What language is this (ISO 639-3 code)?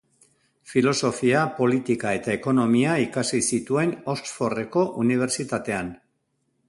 eus